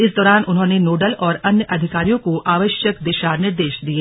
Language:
Hindi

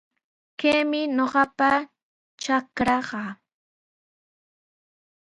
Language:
Sihuas Ancash Quechua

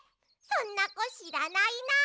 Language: Japanese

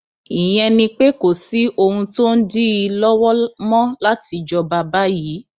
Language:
Yoruba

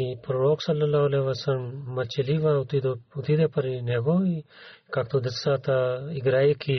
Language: Bulgarian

